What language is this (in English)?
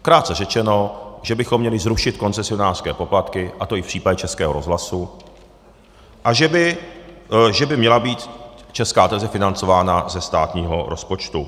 Czech